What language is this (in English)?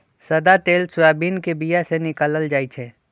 Magahi